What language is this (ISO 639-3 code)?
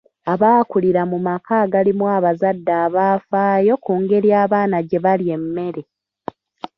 lug